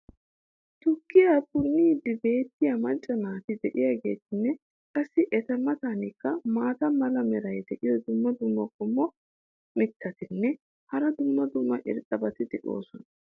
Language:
Wolaytta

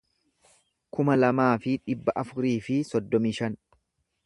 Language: Oromo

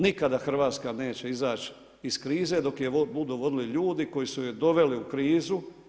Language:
Croatian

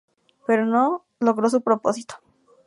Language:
Spanish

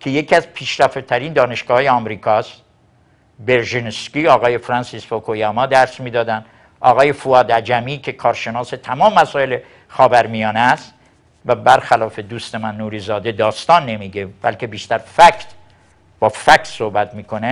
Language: Persian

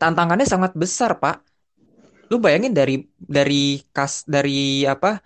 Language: Indonesian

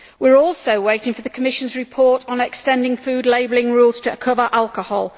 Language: English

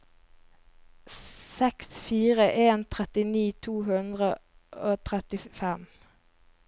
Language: Norwegian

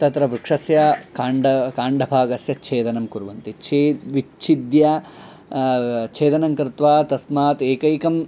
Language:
Sanskrit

